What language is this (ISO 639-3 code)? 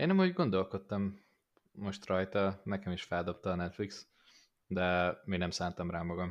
hun